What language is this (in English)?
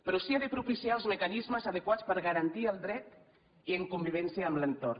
Catalan